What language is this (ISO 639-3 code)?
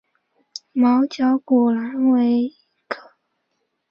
zho